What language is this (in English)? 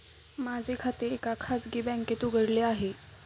Marathi